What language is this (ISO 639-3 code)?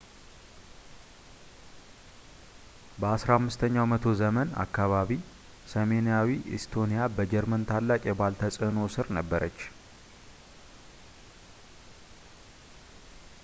amh